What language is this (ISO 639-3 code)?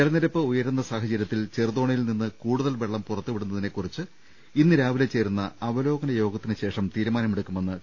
mal